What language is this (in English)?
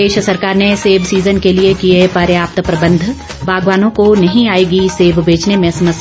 Hindi